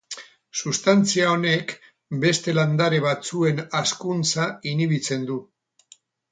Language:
Basque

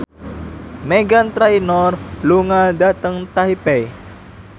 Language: Javanese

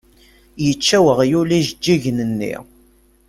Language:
Kabyle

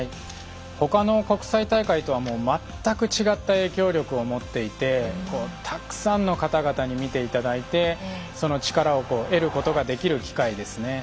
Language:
Japanese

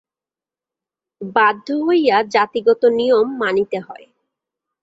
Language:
Bangla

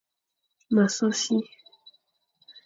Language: Fang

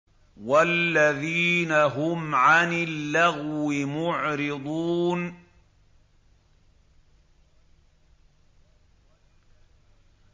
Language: Arabic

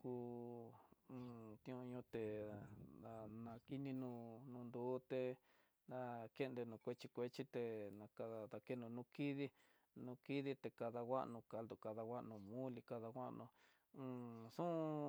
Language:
Tidaá Mixtec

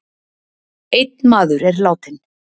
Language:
Icelandic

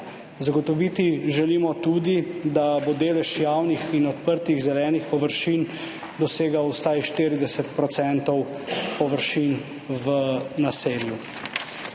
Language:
Slovenian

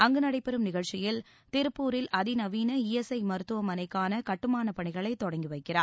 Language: Tamil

